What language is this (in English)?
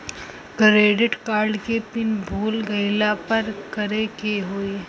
Bhojpuri